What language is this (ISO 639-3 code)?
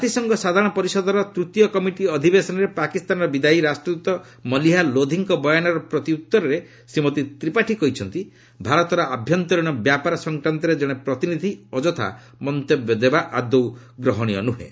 ori